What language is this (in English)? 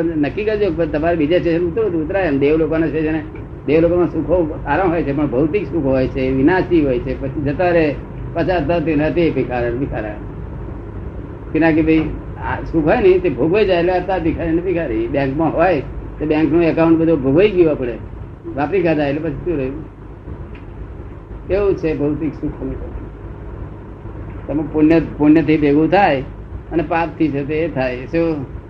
Gujarati